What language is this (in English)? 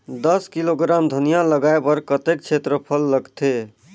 Chhattisgarhi